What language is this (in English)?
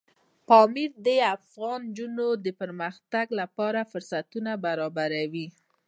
Pashto